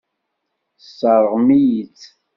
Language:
Kabyle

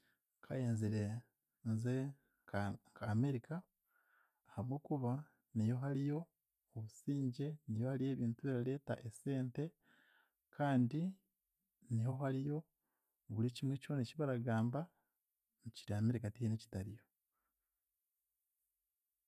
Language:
Chiga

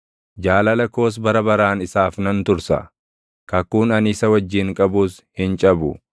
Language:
Oromo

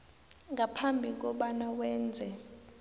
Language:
South Ndebele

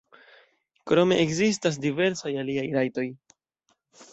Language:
Esperanto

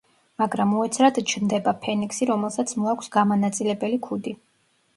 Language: Georgian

